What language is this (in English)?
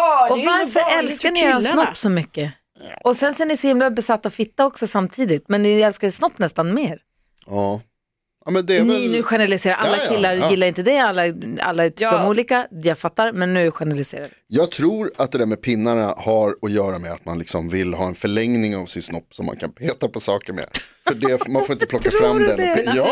Swedish